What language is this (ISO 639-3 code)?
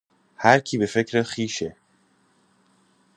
fas